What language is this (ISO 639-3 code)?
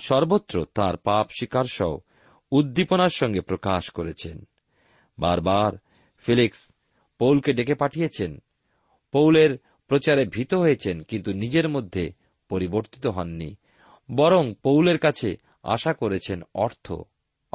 ben